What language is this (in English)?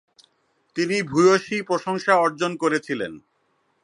Bangla